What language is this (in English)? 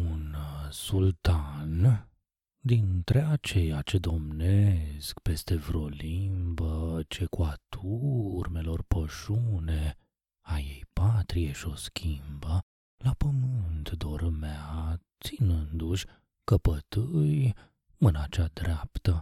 Romanian